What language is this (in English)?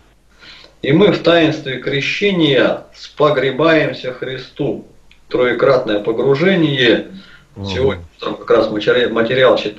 Russian